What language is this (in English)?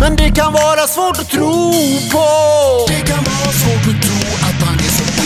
Swedish